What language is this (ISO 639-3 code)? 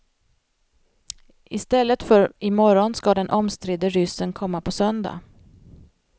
swe